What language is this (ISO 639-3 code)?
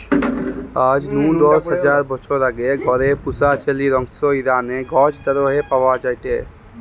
ben